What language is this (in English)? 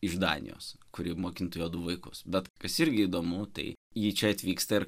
Lithuanian